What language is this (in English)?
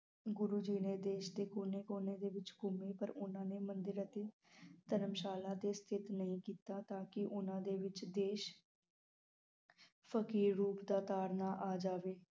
Punjabi